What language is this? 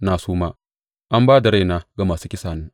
Hausa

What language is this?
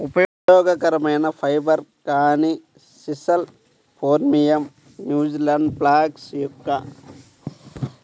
Telugu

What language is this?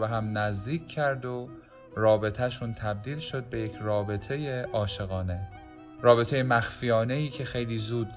Persian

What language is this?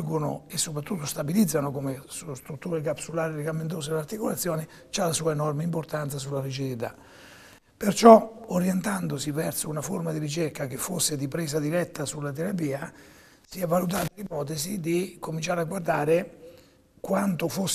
Italian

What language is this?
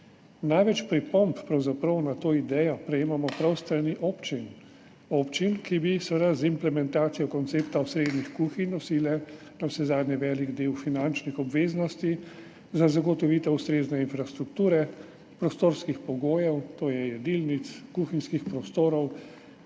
Slovenian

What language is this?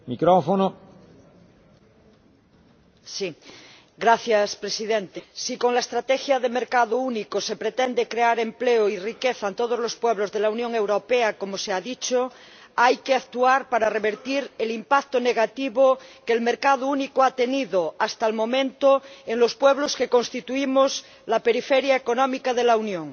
Spanish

